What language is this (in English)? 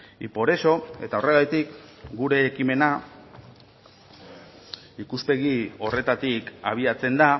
Basque